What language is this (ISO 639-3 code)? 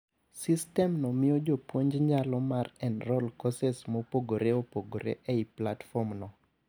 luo